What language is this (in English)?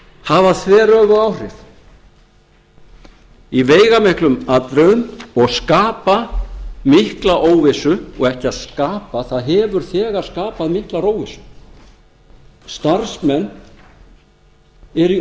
Icelandic